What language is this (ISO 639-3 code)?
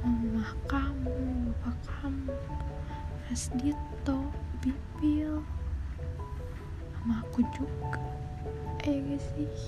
ind